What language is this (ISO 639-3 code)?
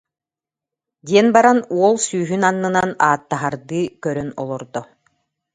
sah